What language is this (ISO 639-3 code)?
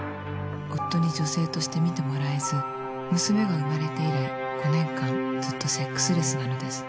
jpn